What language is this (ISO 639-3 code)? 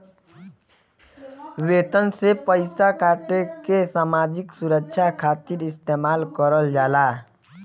bho